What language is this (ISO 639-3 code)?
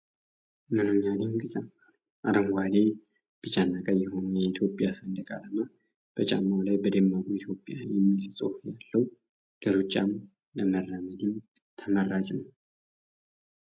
amh